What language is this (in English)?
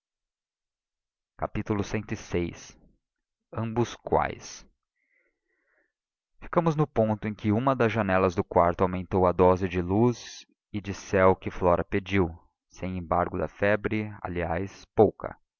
Portuguese